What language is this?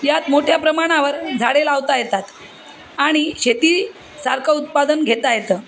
Marathi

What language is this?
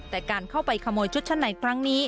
Thai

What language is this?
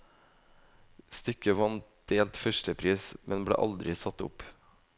Norwegian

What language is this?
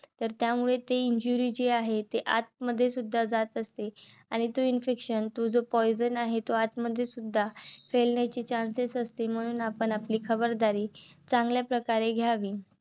Marathi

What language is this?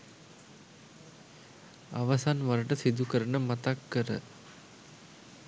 Sinhala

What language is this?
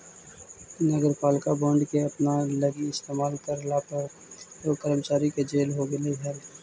Magahi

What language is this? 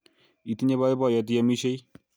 Kalenjin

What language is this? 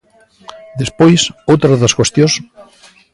Galician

